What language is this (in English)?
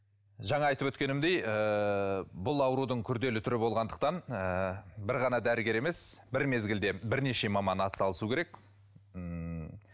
Kazakh